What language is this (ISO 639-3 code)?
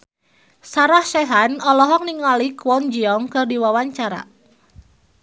sun